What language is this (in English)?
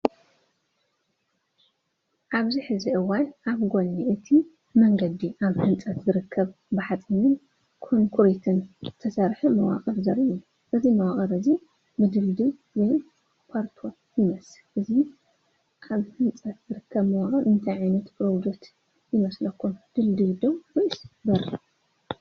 Tigrinya